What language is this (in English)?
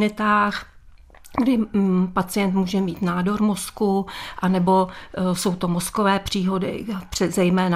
Czech